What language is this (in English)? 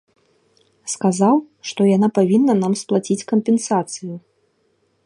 Belarusian